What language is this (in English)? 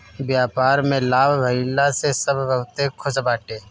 Bhojpuri